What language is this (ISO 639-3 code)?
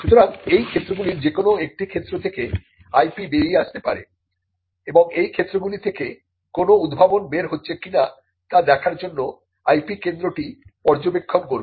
ben